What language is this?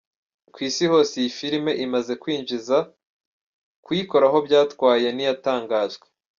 Kinyarwanda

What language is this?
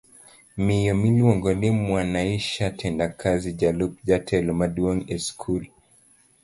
Luo (Kenya and Tanzania)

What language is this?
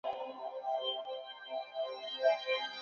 Chinese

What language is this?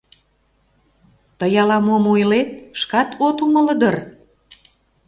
Mari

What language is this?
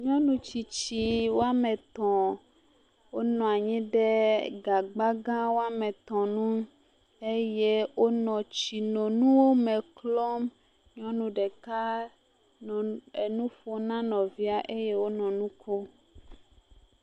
Ewe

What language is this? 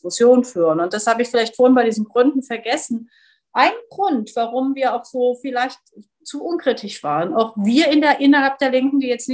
German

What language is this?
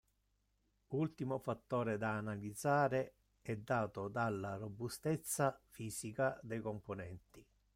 Italian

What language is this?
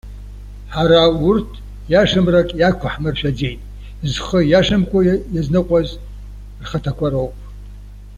Abkhazian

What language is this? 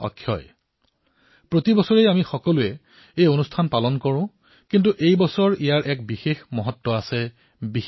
Assamese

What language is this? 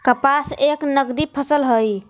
Magahi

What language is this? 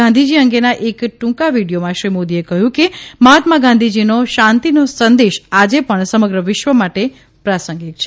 Gujarati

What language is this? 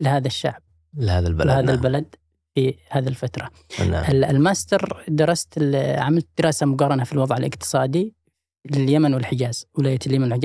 Arabic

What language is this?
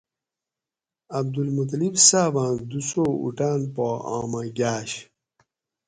Gawri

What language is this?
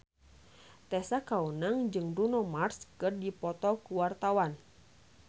Sundanese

